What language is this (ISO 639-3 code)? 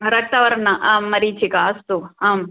san